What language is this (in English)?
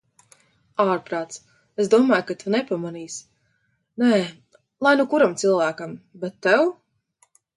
Latvian